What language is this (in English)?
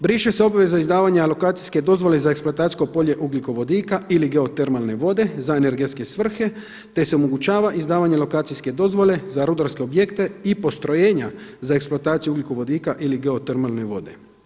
Croatian